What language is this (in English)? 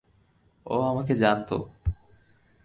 Bangla